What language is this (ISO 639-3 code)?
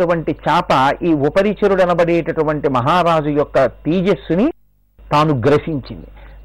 tel